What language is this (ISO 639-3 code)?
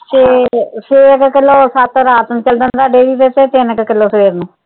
pan